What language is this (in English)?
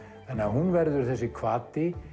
Icelandic